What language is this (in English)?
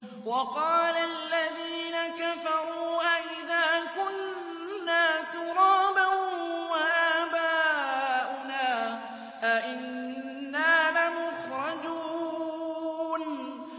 Arabic